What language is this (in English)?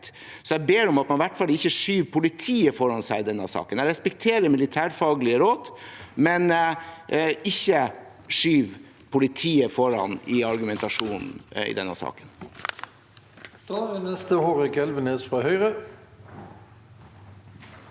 Norwegian